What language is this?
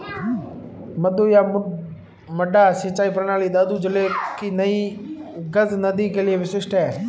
Hindi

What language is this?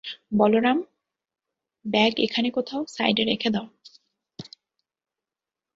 Bangla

